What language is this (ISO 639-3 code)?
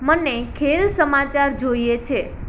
guj